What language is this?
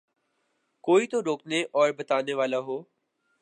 Urdu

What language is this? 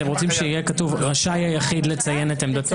Hebrew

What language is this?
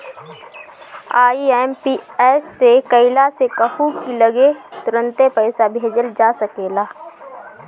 Bhojpuri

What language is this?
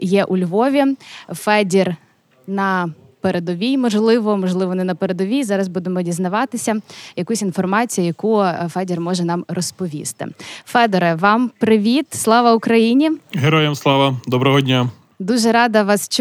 Ukrainian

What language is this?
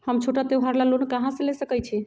Magahi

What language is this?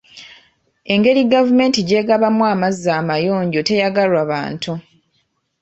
Ganda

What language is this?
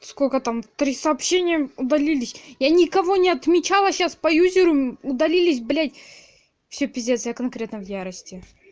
Russian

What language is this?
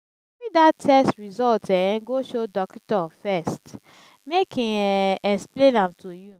Nigerian Pidgin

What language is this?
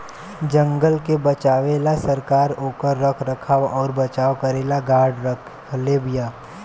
Bhojpuri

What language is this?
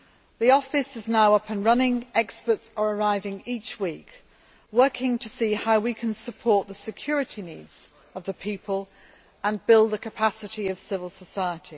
English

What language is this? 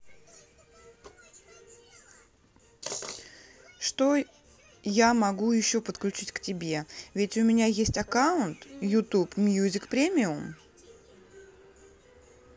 Russian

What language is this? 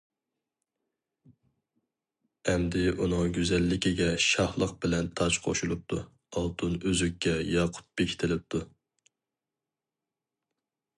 Uyghur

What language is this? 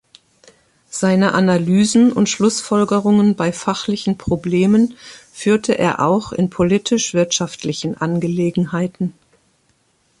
German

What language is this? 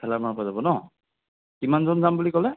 Assamese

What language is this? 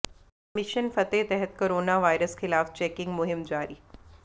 Punjabi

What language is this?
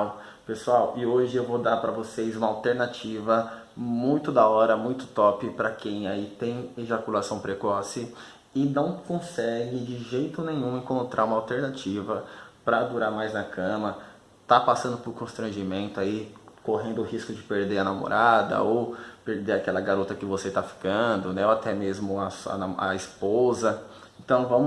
Portuguese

